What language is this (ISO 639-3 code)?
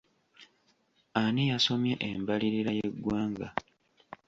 lug